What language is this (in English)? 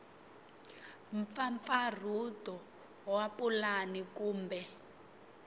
Tsonga